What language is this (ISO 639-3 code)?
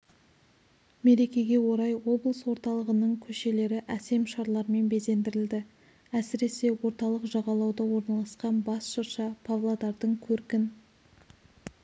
kaz